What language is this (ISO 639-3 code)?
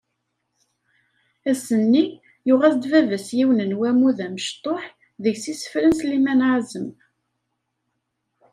kab